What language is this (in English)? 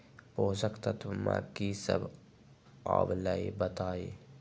Magahi